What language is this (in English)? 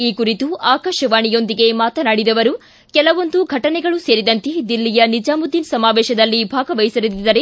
Kannada